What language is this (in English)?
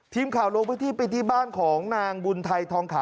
Thai